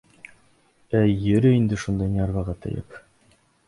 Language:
Bashkir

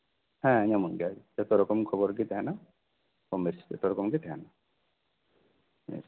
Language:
Santali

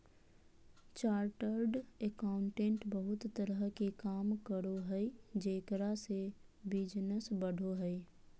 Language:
Magahi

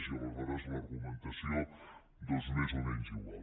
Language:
Catalan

